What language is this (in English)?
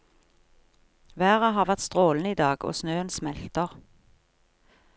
Norwegian